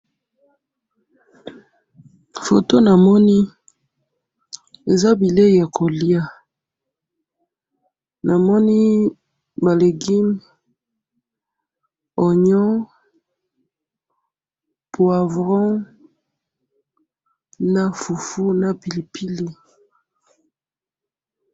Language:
Lingala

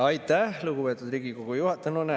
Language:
Estonian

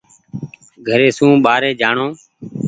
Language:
Goaria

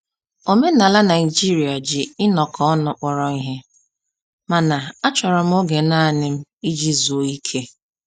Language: Igbo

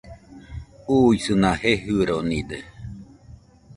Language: Nüpode Huitoto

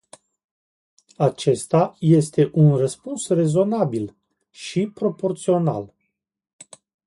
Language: Romanian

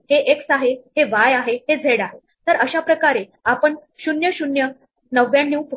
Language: Marathi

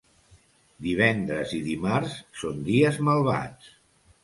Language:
Catalan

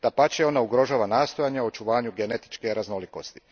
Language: Croatian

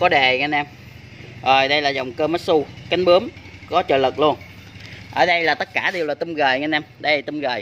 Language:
Vietnamese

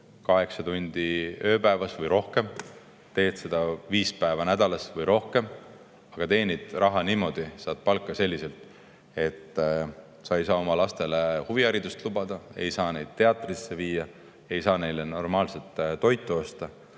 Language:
Estonian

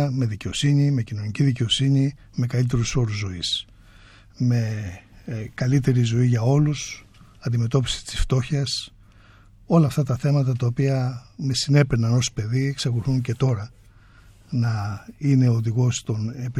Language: Greek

